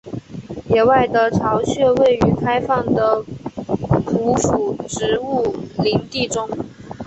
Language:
Chinese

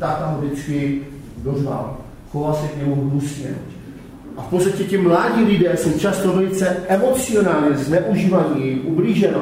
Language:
Czech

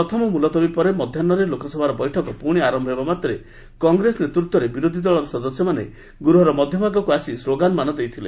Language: Odia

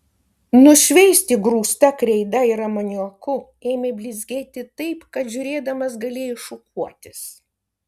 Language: Lithuanian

